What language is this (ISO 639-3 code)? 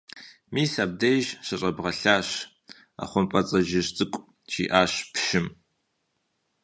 kbd